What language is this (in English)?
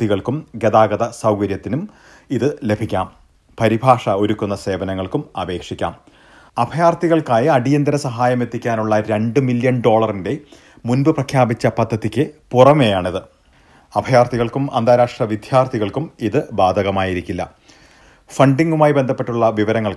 Malayalam